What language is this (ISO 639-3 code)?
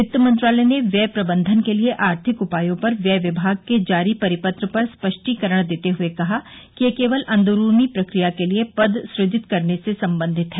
hin